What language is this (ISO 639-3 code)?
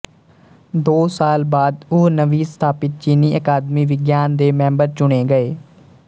pan